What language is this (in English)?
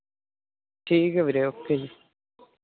Punjabi